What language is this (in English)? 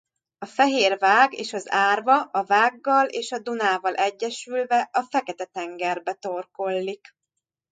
Hungarian